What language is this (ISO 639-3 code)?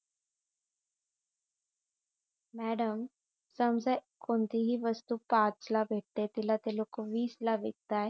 mar